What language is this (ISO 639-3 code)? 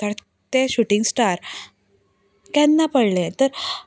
kok